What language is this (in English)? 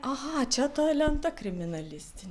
Lithuanian